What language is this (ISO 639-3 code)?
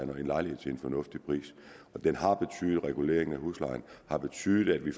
dan